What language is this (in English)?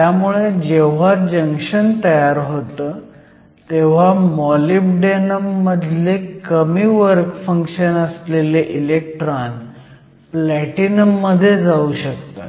Marathi